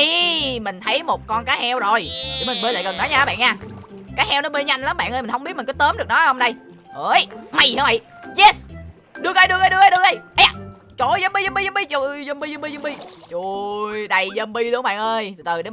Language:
Vietnamese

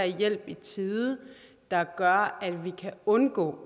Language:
Danish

